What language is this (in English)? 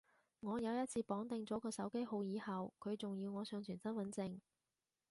Cantonese